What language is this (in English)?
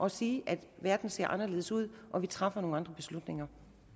Danish